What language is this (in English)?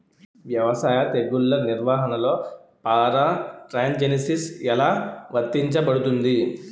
Telugu